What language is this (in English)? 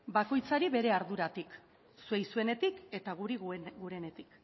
Basque